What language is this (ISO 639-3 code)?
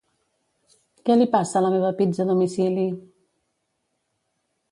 cat